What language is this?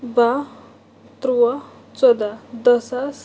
Kashmiri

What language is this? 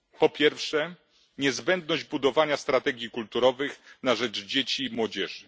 Polish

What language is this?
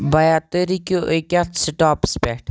Kashmiri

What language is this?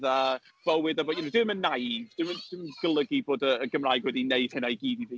Welsh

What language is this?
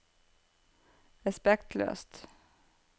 Norwegian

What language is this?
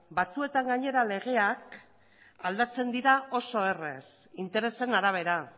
Basque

